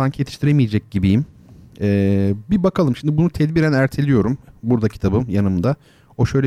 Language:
Turkish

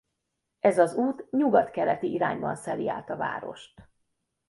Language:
Hungarian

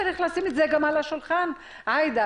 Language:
Hebrew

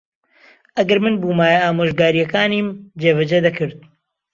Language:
Central Kurdish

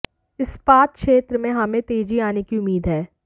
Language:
Hindi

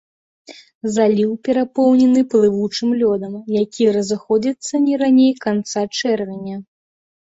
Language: Belarusian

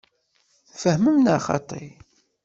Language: Kabyle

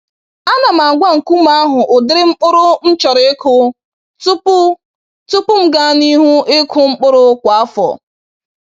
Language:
Igbo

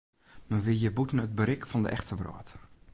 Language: Western Frisian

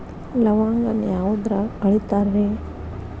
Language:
Kannada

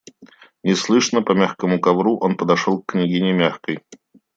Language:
Russian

